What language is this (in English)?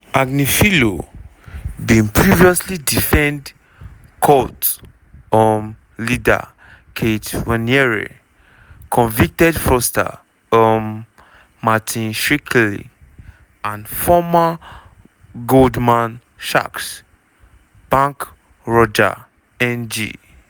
Nigerian Pidgin